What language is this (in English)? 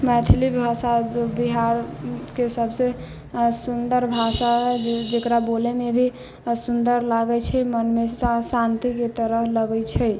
Maithili